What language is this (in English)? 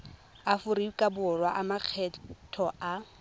Tswana